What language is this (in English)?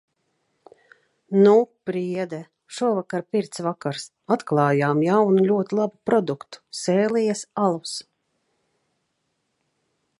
Latvian